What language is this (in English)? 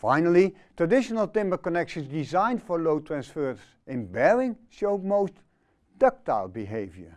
Dutch